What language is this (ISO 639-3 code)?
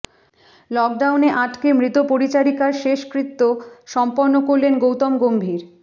ben